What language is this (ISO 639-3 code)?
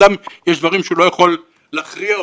heb